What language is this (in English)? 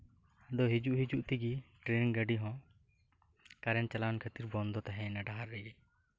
Santali